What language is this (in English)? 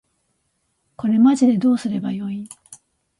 Japanese